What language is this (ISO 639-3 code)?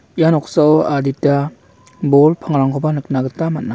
grt